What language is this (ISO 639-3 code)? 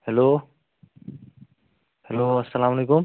kas